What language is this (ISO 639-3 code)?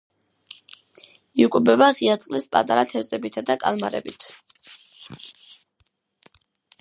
kat